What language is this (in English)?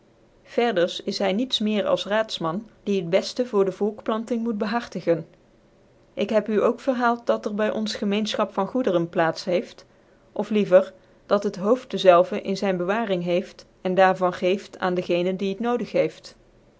Dutch